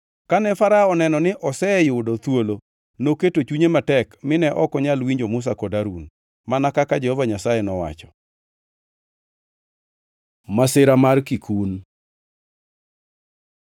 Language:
Luo (Kenya and Tanzania)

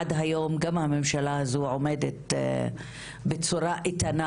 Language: Hebrew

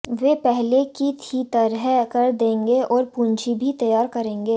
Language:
Hindi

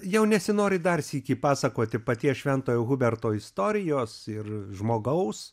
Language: Lithuanian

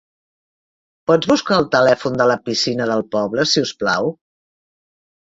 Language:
Catalan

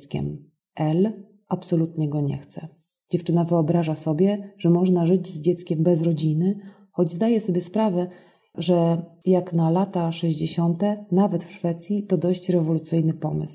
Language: Polish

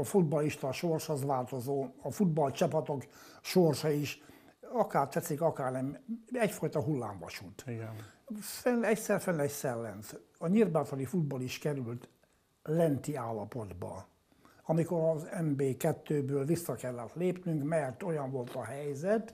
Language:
Hungarian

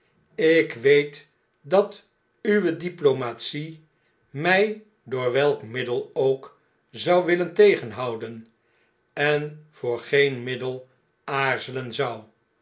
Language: Dutch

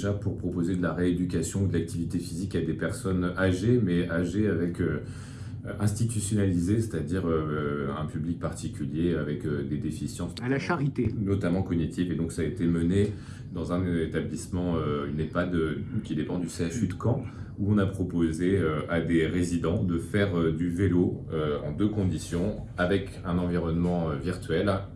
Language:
French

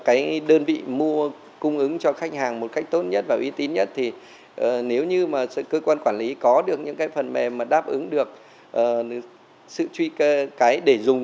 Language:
Vietnamese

